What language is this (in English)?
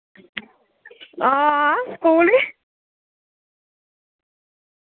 Dogri